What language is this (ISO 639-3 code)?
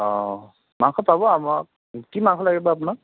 asm